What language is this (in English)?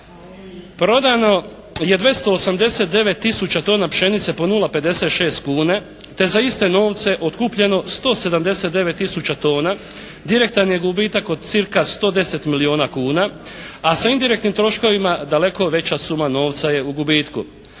Croatian